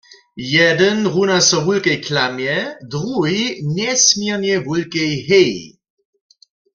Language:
Upper Sorbian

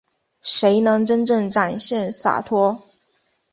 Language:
Chinese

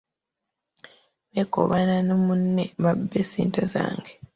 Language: Ganda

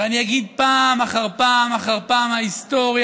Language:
Hebrew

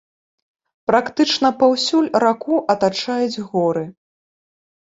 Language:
Belarusian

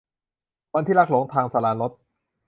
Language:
Thai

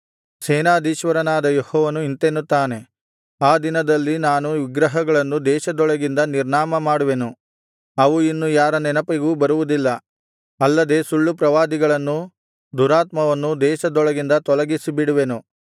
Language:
Kannada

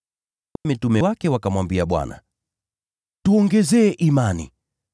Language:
Swahili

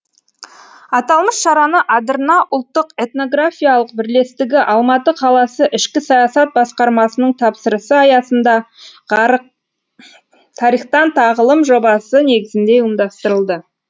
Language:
Kazakh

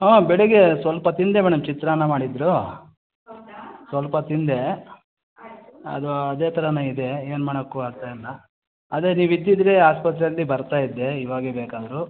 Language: Kannada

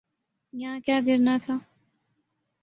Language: Urdu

